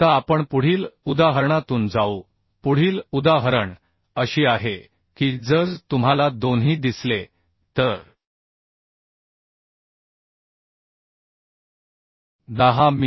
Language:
Marathi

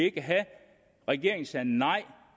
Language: Danish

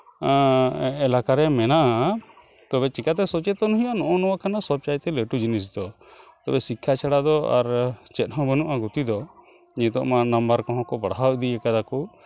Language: Santali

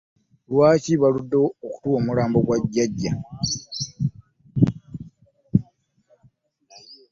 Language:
Ganda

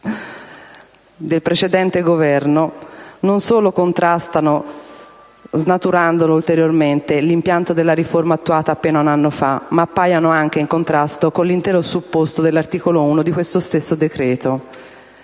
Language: Italian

